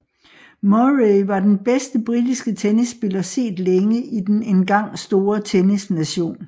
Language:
Danish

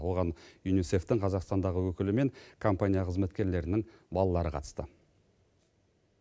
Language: Kazakh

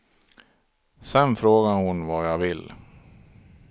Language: Swedish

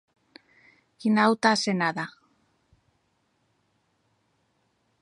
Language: Occitan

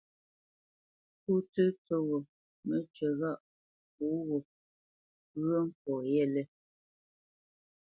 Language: Bamenyam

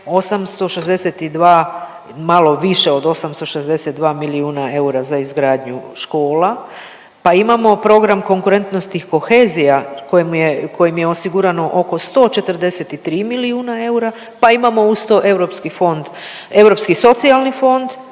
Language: Croatian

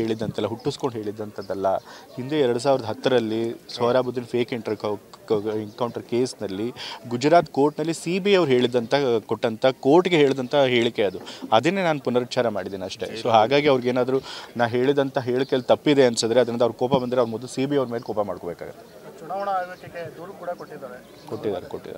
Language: Kannada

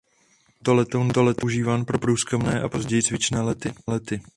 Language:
Czech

